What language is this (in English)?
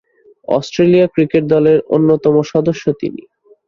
Bangla